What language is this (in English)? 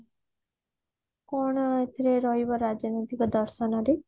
Odia